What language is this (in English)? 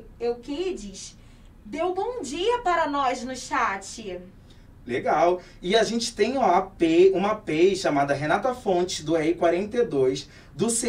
Portuguese